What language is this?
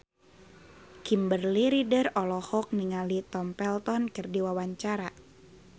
Sundanese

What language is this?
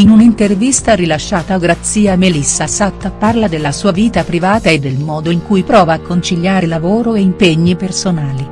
Italian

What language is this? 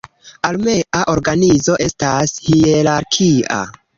Esperanto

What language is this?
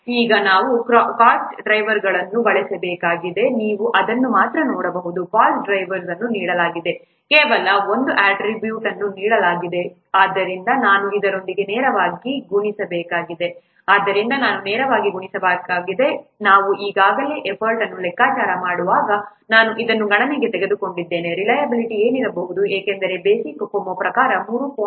Kannada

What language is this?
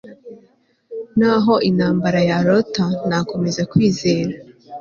Kinyarwanda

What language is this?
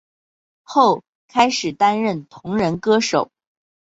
Chinese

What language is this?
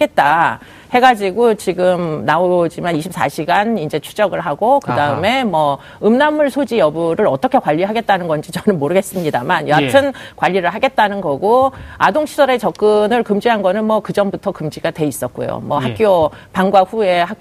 Korean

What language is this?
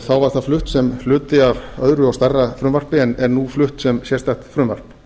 Icelandic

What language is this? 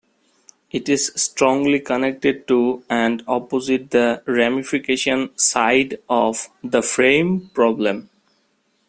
English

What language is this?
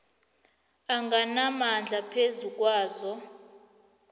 South Ndebele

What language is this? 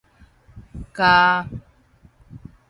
Min Nan Chinese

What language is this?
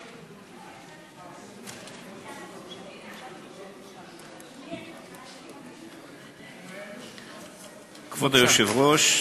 Hebrew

